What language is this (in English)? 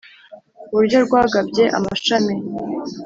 Kinyarwanda